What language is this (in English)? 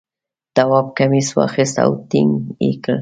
Pashto